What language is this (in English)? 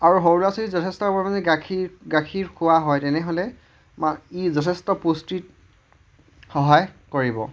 Assamese